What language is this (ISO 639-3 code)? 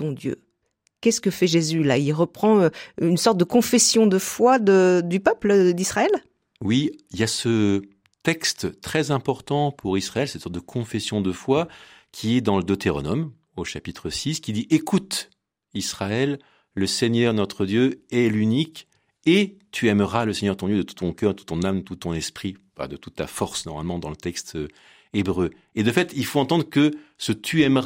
fra